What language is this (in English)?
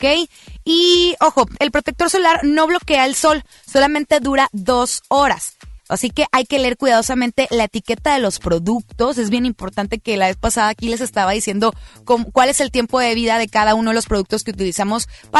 Spanish